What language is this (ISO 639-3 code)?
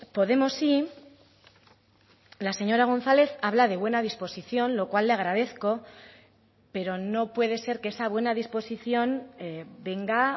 spa